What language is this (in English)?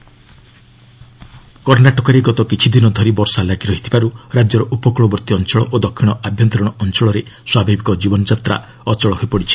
Odia